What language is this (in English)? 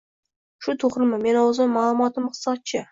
Uzbek